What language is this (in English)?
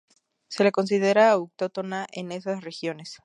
Spanish